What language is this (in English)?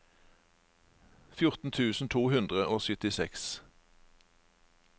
Norwegian